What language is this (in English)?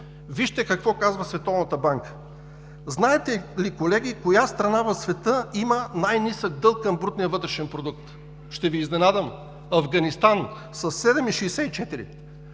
Bulgarian